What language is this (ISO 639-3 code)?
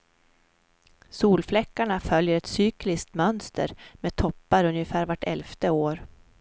swe